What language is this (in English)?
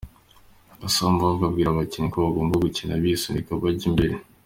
Kinyarwanda